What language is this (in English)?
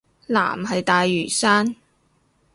Cantonese